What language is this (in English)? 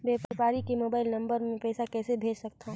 Chhattisgarhi